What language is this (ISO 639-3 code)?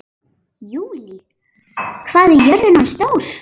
isl